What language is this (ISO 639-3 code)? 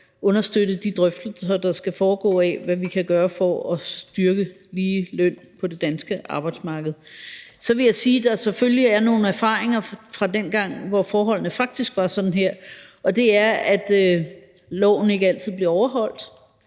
dan